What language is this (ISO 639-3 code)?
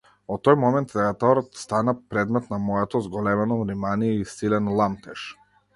mkd